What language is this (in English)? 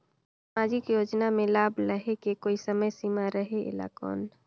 Chhattisgarhi